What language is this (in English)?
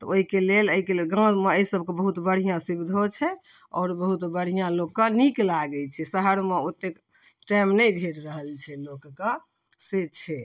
Maithili